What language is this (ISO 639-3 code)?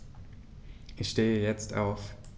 deu